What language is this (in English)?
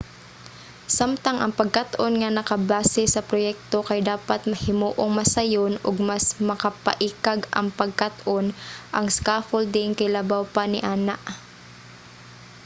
Cebuano